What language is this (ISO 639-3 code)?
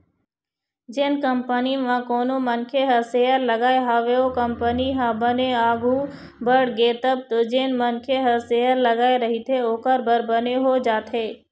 hne